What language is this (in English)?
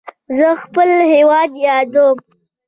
Pashto